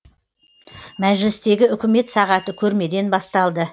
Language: Kazakh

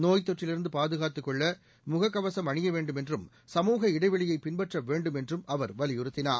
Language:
Tamil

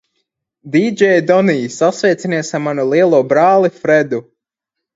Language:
Latvian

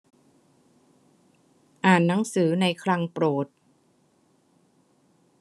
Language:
Thai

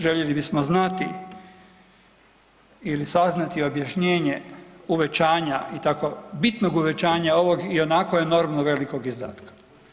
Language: Croatian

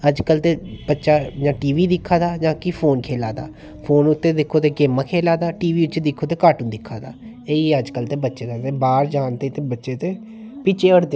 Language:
Dogri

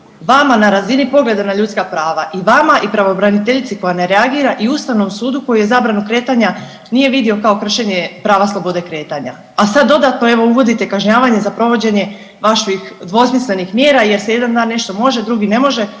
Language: Croatian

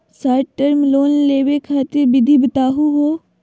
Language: Magahi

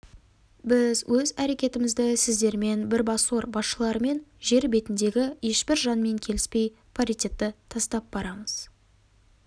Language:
Kazakh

